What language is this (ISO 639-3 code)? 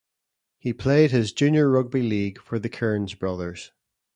eng